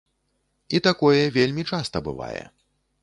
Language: Belarusian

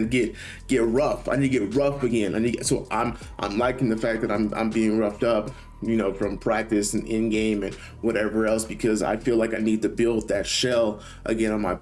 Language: English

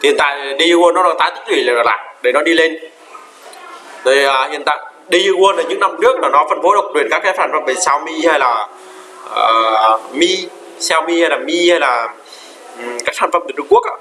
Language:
Vietnamese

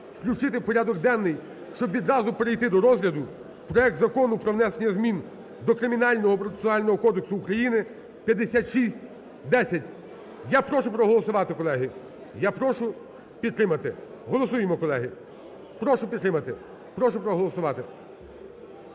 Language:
Ukrainian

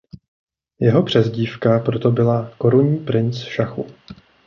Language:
Czech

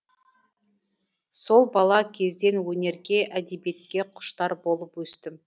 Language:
Kazakh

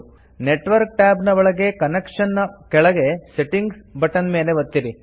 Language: Kannada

